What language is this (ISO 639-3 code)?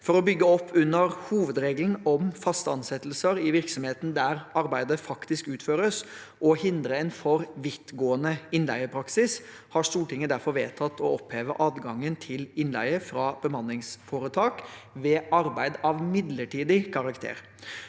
nor